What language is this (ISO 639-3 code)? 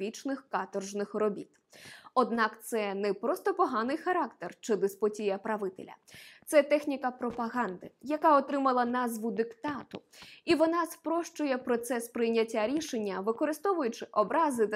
ukr